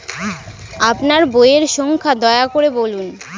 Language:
Bangla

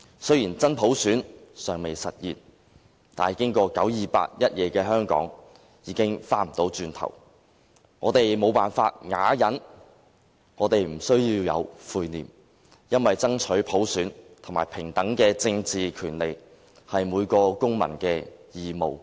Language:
Cantonese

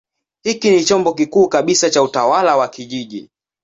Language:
Swahili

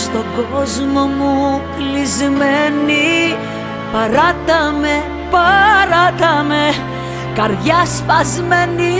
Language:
Greek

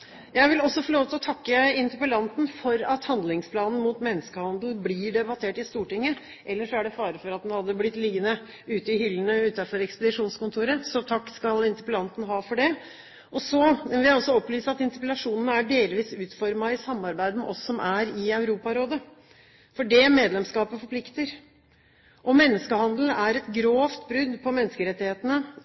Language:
Norwegian Bokmål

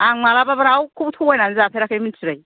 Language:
Bodo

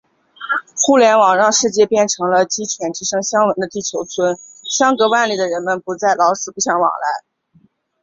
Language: Chinese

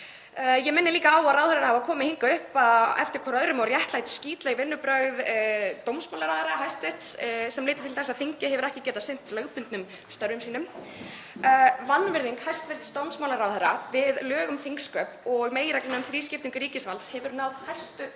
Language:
Icelandic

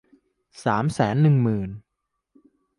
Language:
Thai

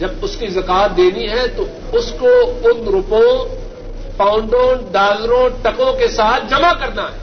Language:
Urdu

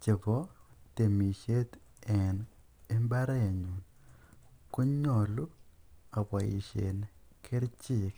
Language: Kalenjin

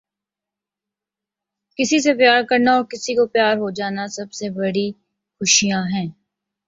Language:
Urdu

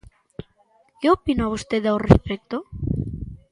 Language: Galician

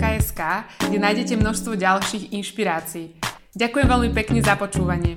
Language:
Slovak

